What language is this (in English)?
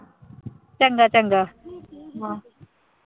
Punjabi